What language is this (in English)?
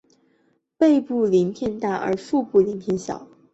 Chinese